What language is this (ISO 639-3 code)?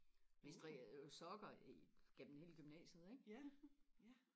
dan